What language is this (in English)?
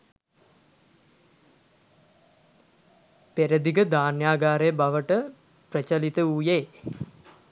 Sinhala